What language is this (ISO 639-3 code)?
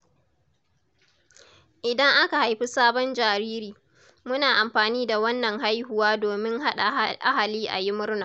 hau